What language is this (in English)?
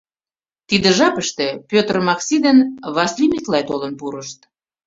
Mari